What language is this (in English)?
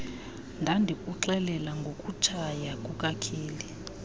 Xhosa